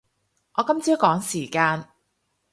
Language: Cantonese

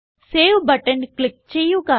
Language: Malayalam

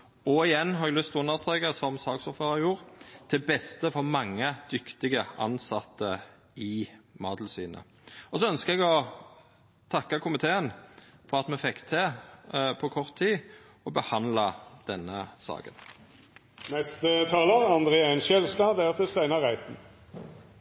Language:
Norwegian Nynorsk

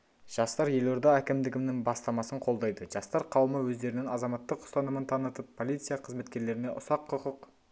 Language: Kazakh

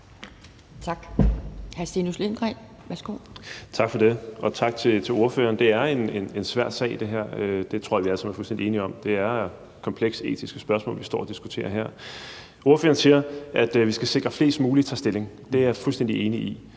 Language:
Danish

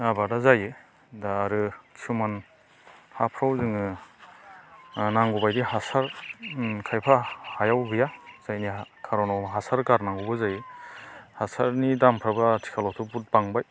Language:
Bodo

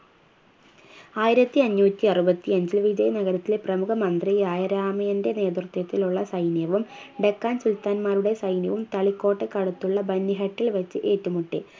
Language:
Malayalam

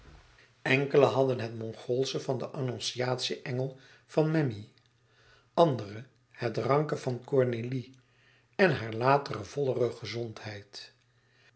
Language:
Dutch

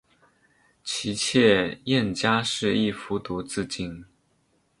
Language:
Chinese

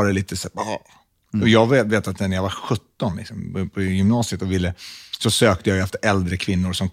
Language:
Swedish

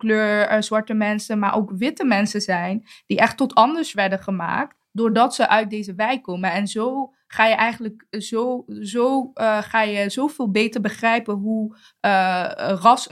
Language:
Dutch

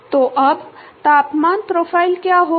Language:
Hindi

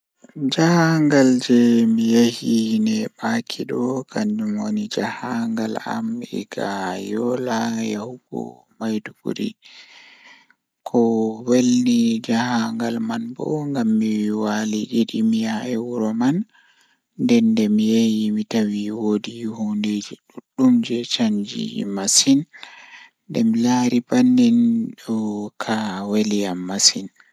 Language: Fula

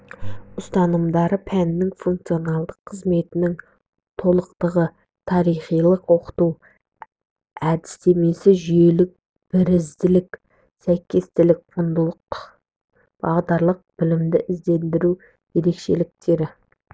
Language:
Kazakh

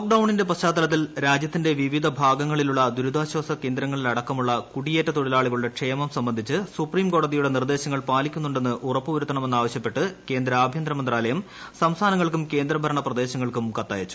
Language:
Malayalam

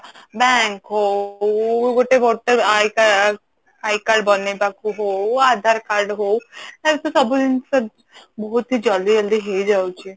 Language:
Odia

